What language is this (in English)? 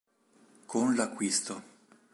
Italian